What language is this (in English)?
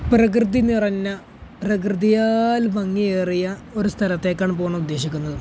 Malayalam